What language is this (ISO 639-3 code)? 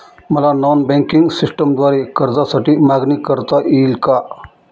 mar